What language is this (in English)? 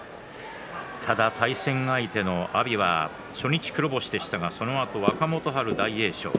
Japanese